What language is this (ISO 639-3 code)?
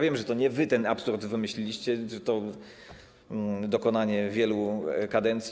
pol